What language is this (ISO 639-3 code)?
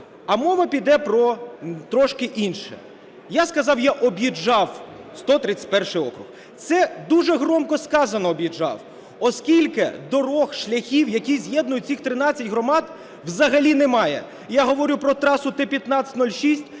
ukr